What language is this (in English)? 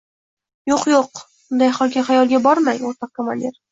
Uzbek